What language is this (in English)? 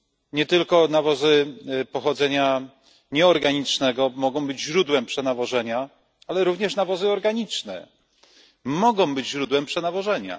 Polish